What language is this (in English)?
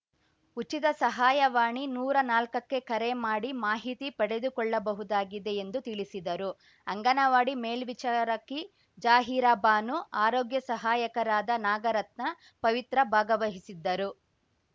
Kannada